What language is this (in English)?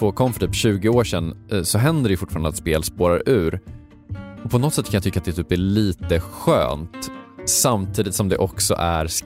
Swedish